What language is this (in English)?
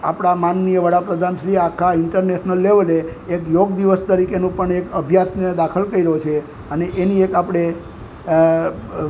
Gujarati